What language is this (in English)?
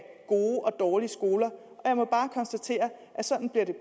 Danish